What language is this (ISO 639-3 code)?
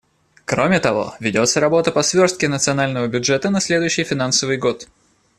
rus